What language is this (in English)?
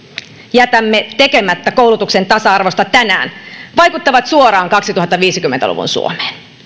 Finnish